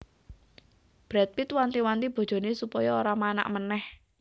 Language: Javanese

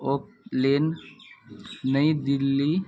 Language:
Maithili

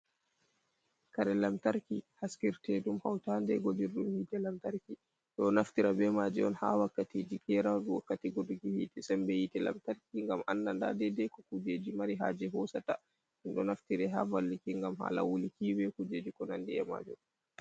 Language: Fula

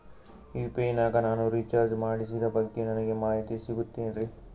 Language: Kannada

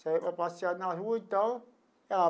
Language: Portuguese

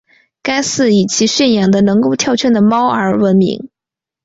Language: Chinese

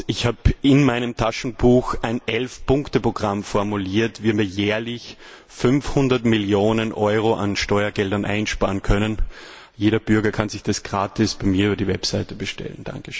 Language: German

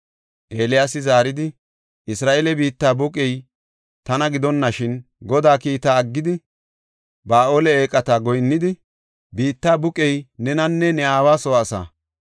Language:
Gofa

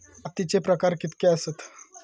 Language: Marathi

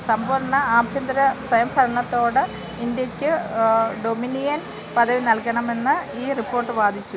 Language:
Malayalam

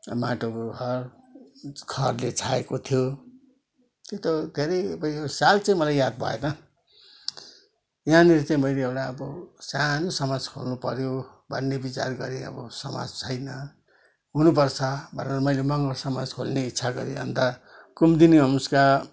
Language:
Nepali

